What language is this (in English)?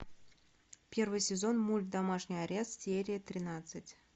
Russian